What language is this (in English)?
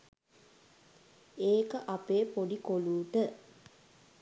Sinhala